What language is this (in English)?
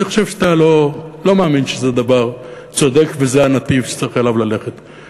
Hebrew